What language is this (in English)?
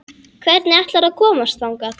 Icelandic